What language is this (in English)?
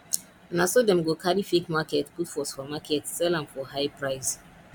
Nigerian Pidgin